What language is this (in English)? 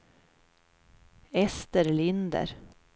Swedish